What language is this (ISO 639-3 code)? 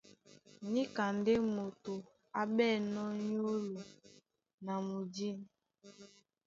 dua